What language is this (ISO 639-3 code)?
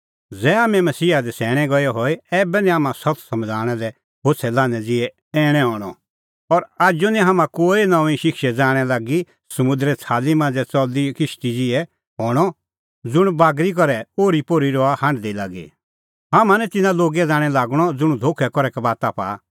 kfx